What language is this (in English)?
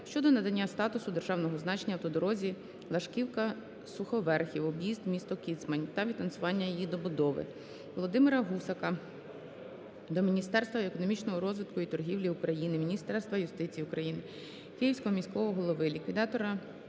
Ukrainian